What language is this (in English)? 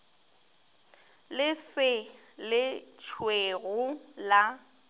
Northern Sotho